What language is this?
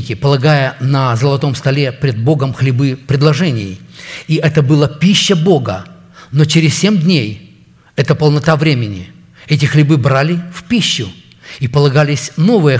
Russian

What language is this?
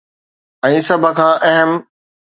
Sindhi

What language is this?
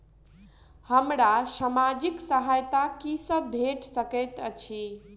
Maithili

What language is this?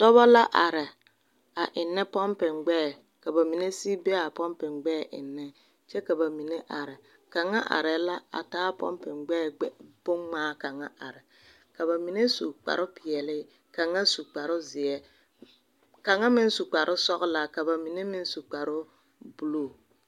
Southern Dagaare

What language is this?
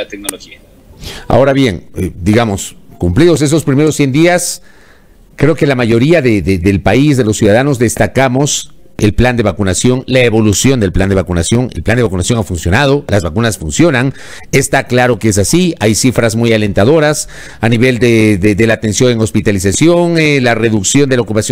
Spanish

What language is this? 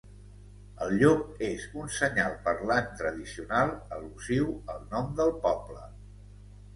Catalan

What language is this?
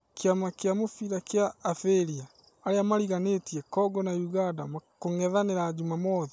Kikuyu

